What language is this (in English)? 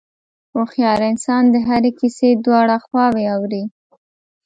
Pashto